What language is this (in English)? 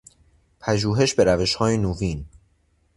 Persian